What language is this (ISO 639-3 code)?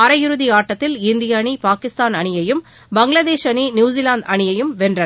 tam